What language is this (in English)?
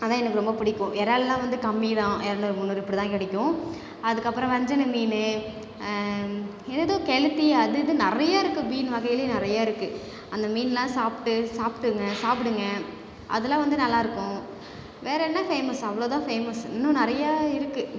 Tamil